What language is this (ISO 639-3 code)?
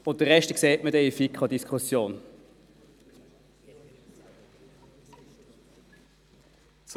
gsw